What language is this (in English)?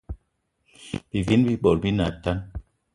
Eton (Cameroon)